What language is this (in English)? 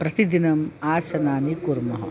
Sanskrit